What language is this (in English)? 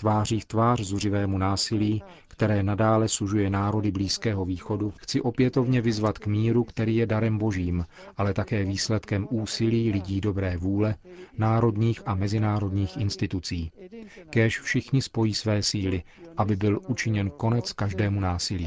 Czech